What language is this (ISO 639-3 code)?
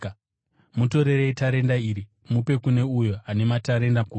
sna